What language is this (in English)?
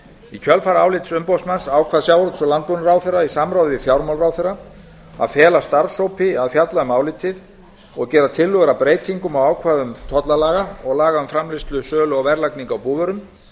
Icelandic